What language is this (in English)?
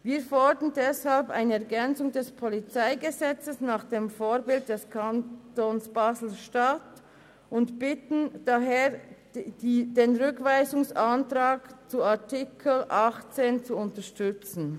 Swiss German